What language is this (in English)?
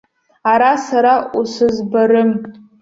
Abkhazian